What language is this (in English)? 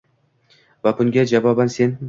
Uzbek